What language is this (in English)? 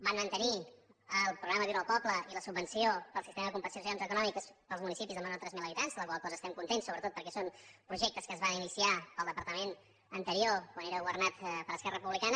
Catalan